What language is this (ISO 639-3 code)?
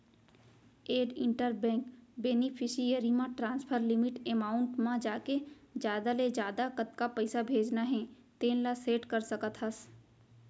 hne